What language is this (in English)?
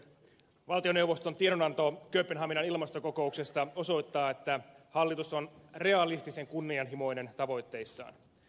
Finnish